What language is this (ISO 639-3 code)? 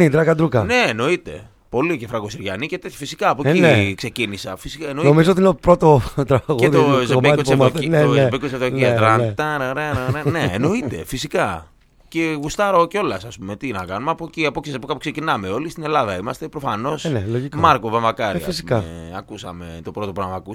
ell